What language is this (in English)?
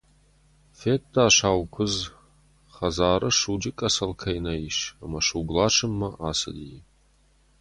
Ossetic